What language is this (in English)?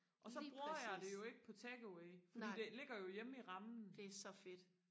Danish